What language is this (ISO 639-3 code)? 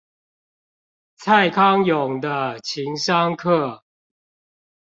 zho